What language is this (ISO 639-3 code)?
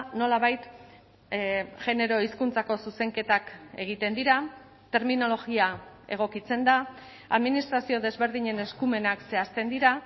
eus